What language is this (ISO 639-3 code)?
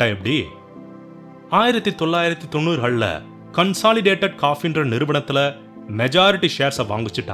tam